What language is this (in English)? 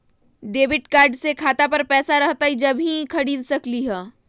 Magahi